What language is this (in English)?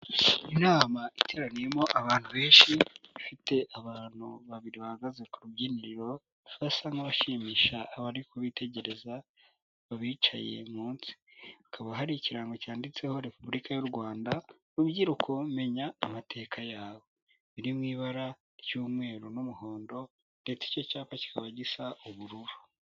Kinyarwanda